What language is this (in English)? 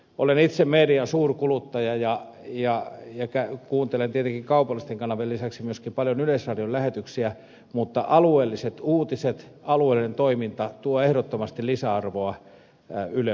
Finnish